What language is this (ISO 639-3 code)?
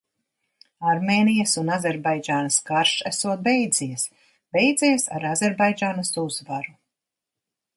lav